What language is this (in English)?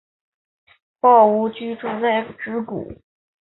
Chinese